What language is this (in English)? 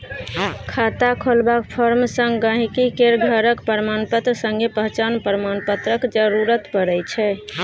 Maithili